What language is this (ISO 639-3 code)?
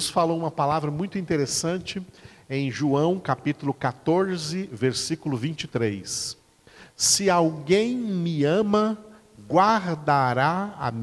por